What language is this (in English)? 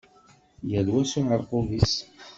Kabyle